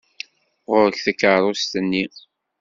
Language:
Kabyle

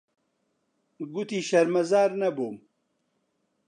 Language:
Central Kurdish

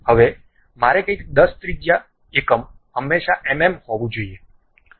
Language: Gujarati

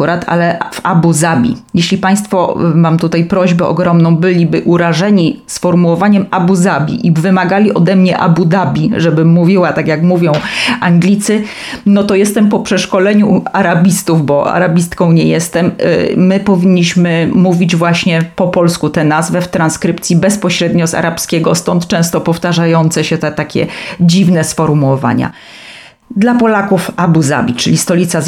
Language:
Polish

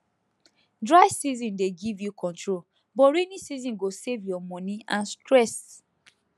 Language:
Nigerian Pidgin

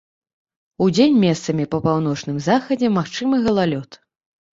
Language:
Belarusian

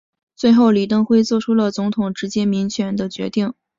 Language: Chinese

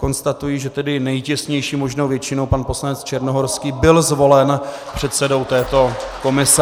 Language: Czech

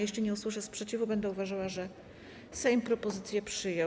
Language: Polish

